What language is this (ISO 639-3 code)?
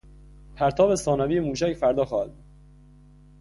fas